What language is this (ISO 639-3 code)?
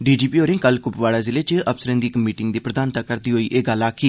doi